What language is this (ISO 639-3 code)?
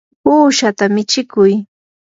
qur